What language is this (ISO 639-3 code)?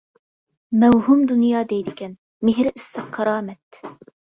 uig